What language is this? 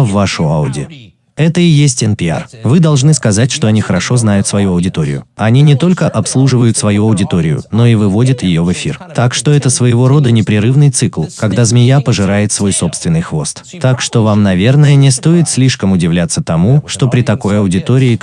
Russian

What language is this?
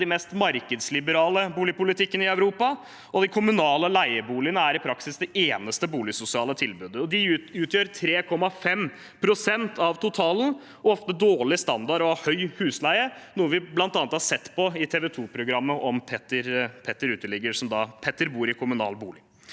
Norwegian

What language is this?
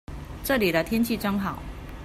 Chinese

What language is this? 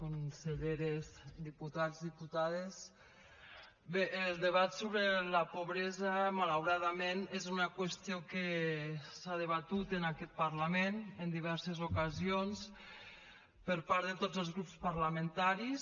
Catalan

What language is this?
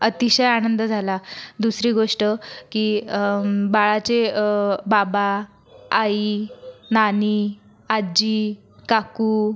Marathi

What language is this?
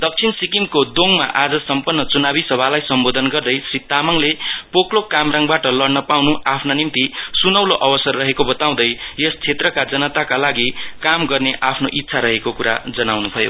Nepali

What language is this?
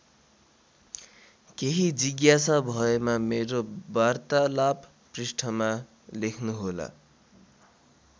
Nepali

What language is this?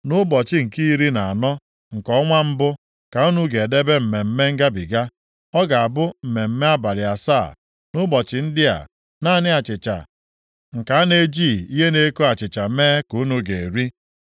Igbo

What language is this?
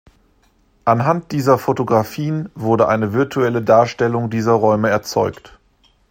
German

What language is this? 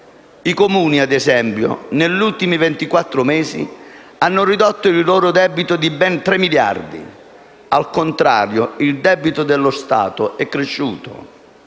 Italian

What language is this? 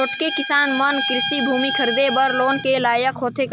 Chhattisgarhi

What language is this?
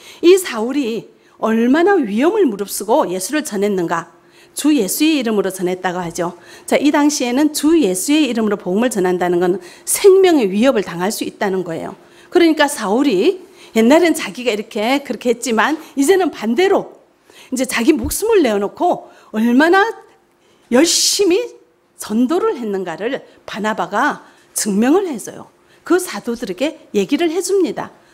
Korean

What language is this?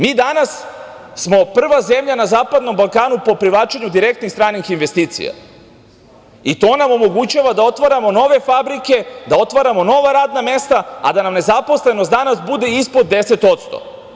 Serbian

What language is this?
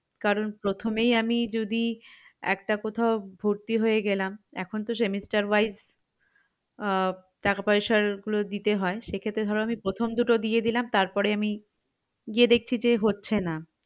Bangla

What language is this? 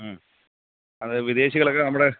Malayalam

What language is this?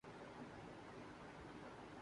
Urdu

